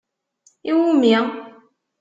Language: Kabyle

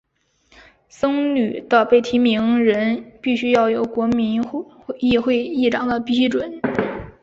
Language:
Chinese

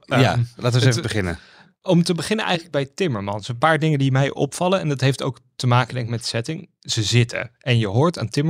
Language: Dutch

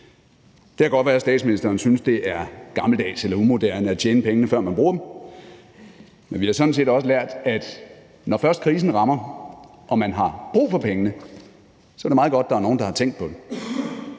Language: Danish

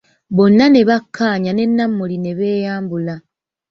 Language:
Ganda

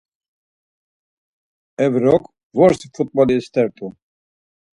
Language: Laz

